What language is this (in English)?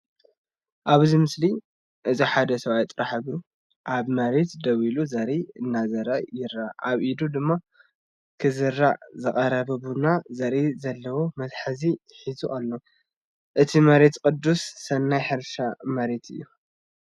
Tigrinya